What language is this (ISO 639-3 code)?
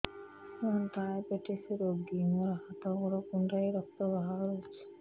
ori